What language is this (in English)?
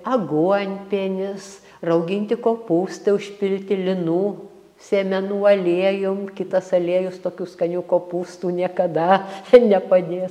Lithuanian